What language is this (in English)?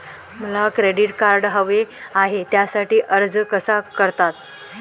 Marathi